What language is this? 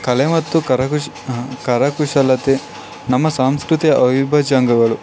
Kannada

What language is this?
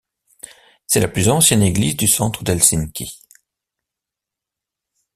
French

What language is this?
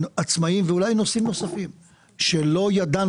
Hebrew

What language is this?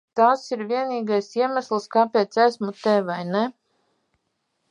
Latvian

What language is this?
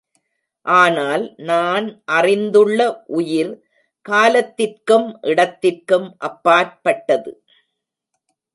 Tamil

